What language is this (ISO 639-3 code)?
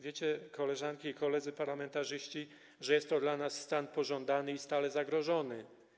pol